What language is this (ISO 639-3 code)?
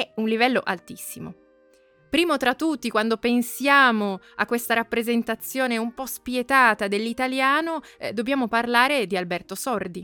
ita